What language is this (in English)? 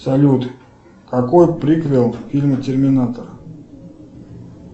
Russian